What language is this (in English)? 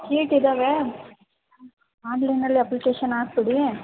Kannada